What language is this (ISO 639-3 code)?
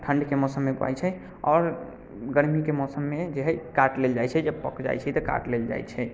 mai